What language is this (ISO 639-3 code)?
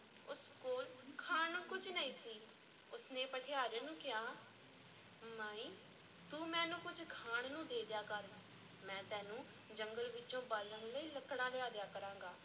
pan